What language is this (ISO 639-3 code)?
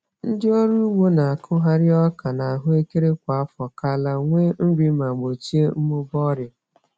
ibo